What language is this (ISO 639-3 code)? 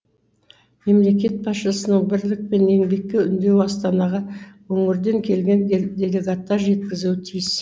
kaz